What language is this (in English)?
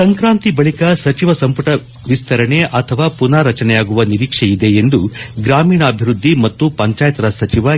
Kannada